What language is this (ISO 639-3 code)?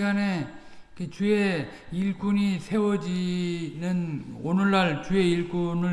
kor